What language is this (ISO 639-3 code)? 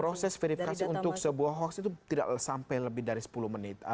ind